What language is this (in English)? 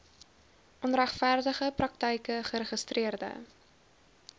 Afrikaans